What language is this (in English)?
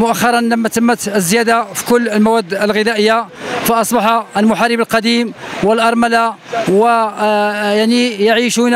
Arabic